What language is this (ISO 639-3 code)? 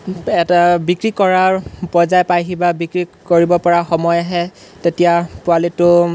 asm